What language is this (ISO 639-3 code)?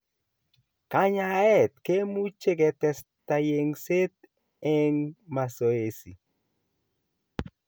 kln